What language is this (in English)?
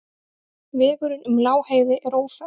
Icelandic